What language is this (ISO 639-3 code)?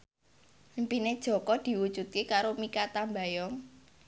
jav